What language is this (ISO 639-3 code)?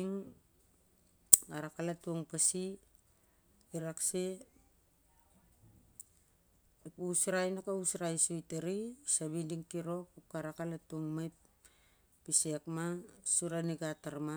sjr